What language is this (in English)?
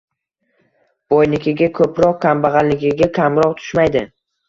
Uzbek